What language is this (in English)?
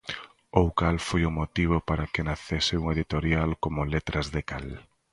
Galician